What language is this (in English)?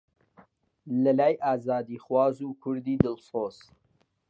Central Kurdish